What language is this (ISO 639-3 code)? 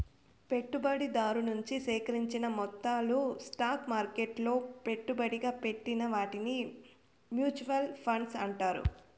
tel